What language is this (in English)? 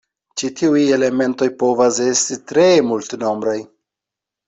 Esperanto